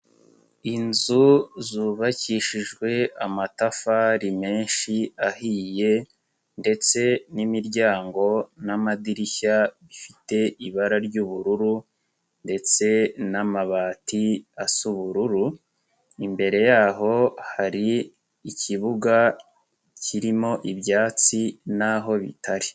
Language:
Kinyarwanda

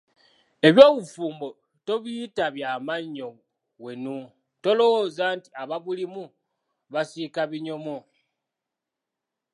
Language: Ganda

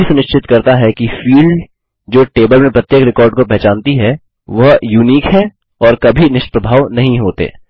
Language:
Hindi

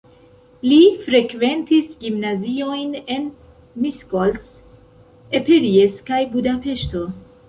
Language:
Esperanto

